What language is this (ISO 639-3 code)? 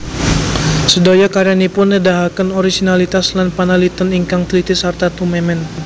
jav